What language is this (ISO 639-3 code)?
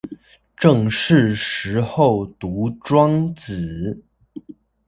zho